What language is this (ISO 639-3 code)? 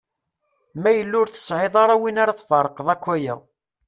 kab